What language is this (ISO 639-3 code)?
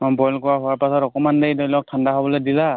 asm